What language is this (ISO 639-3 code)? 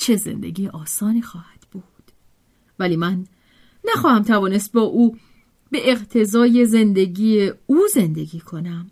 fas